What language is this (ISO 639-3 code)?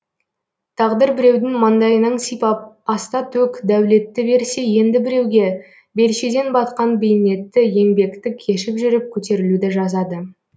kaz